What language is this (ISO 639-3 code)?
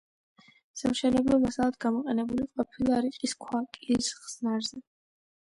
kat